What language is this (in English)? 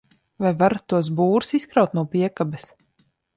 Latvian